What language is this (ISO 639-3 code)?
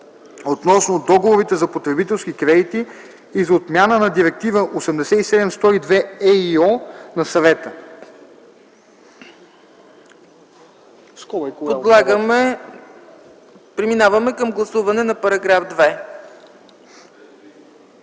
bul